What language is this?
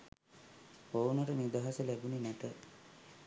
Sinhala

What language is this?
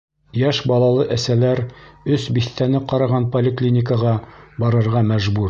Bashkir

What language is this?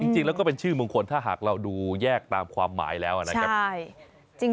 Thai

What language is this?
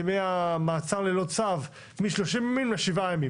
Hebrew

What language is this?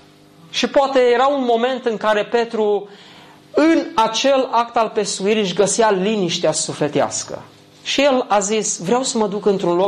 Romanian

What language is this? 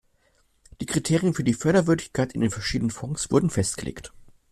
German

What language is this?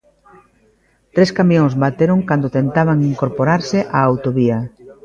Galician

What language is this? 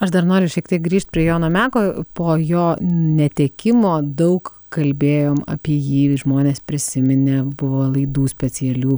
Lithuanian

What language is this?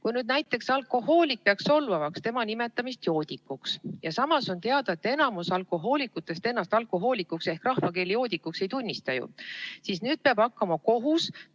Estonian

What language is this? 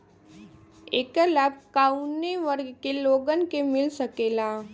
Bhojpuri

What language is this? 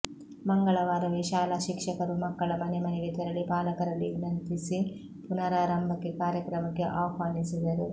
Kannada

